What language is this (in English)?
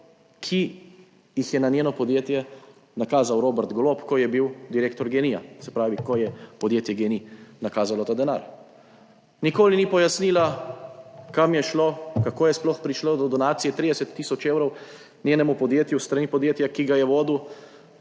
Slovenian